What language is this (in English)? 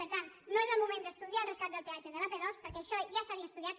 Catalan